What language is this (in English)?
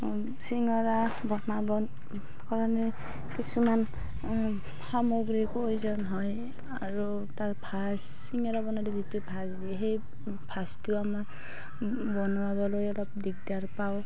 Assamese